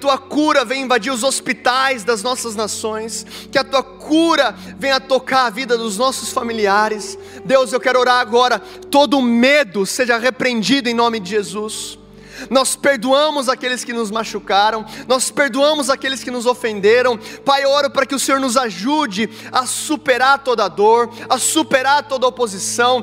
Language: Portuguese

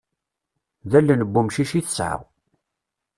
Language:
Kabyle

